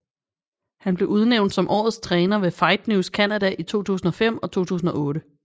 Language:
Danish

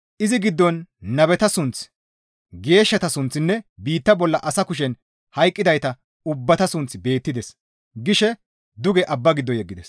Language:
Gamo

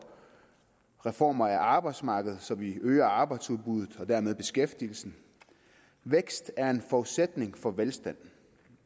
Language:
Danish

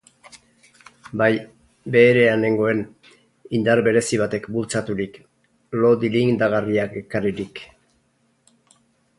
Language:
Basque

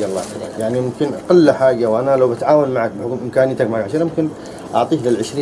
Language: Arabic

